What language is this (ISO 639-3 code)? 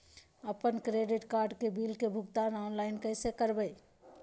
mag